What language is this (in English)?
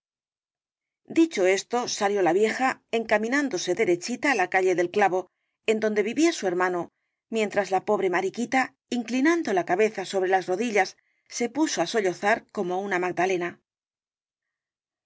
Spanish